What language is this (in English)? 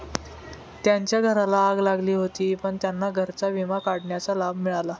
Marathi